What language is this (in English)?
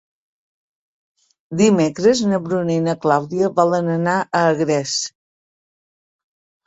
Catalan